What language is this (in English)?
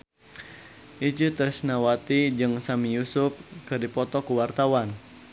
Sundanese